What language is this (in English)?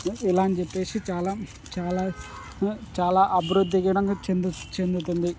Telugu